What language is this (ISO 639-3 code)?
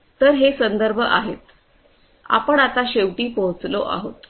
mar